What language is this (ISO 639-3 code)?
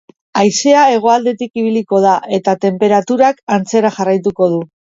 eus